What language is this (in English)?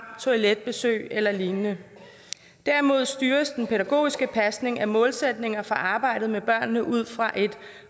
Danish